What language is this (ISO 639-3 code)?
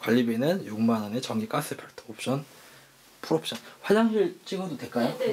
kor